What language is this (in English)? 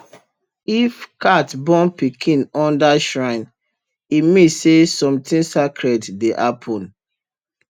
Nigerian Pidgin